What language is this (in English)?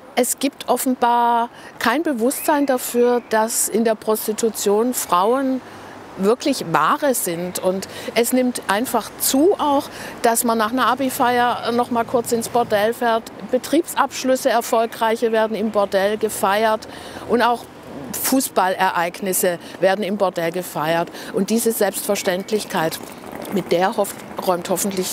German